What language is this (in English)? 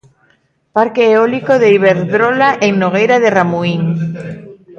Galician